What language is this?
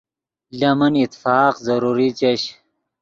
Yidgha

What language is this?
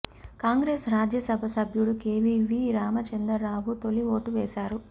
Telugu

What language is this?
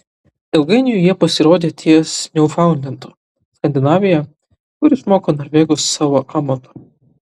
Lithuanian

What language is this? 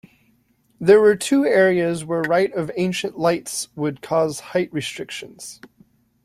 English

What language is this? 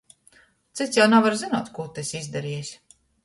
Latgalian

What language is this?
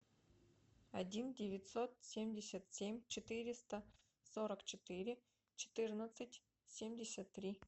Russian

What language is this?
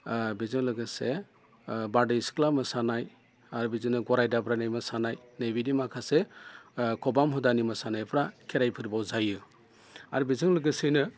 Bodo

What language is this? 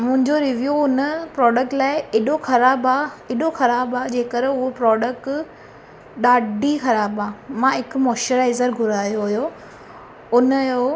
Sindhi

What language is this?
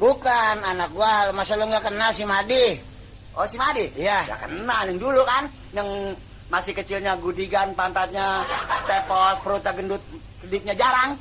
Indonesian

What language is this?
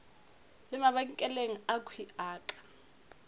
Northern Sotho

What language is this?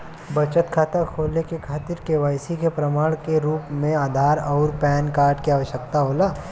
Bhojpuri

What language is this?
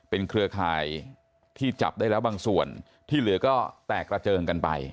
Thai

